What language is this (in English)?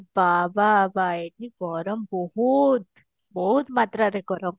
Odia